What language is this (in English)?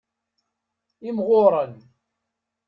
Kabyle